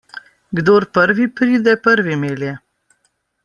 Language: Slovenian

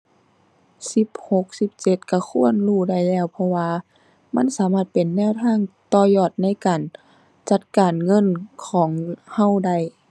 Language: Thai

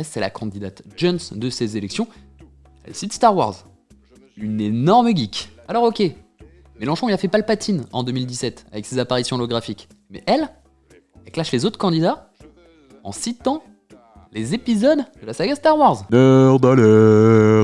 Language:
French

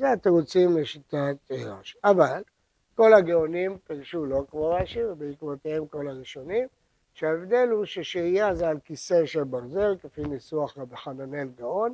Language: Hebrew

